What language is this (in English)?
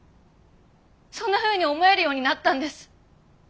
Japanese